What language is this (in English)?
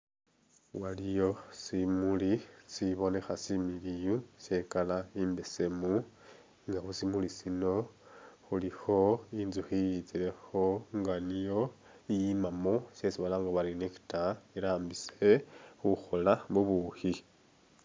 Masaaba